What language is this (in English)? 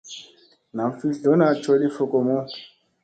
Musey